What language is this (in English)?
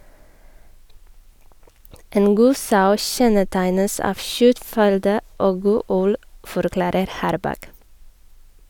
Norwegian